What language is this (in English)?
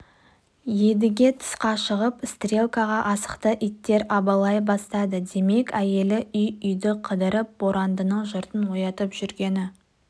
Kazakh